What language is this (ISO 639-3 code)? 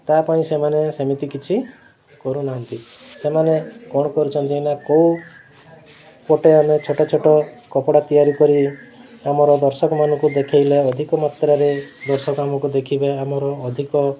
ori